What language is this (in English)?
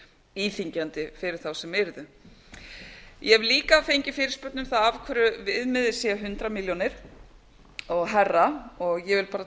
Icelandic